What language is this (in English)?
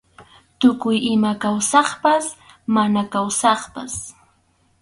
Arequipa-La Unión Quechua